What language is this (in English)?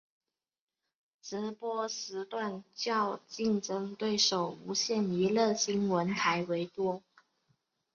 Chinese